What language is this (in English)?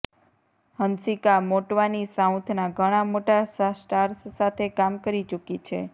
Gujarati